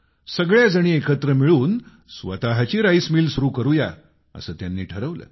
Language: Marathi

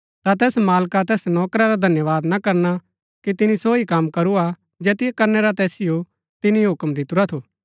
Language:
Gaddi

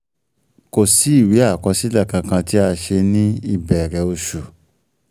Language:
Yoruba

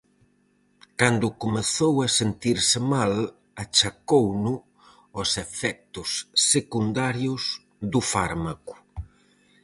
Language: Galician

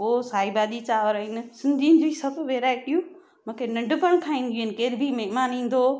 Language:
Sindhi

